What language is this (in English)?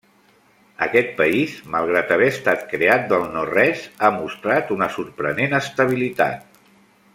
Catalan